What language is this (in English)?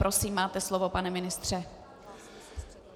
Czech